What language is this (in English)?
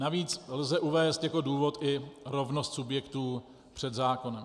Czech